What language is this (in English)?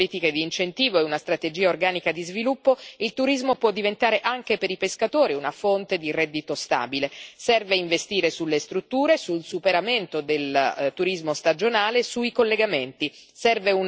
Italian